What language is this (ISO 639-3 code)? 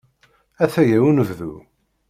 kab